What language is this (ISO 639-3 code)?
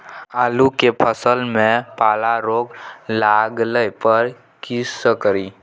mai